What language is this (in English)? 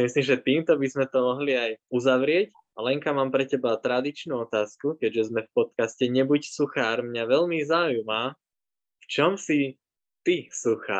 Slovak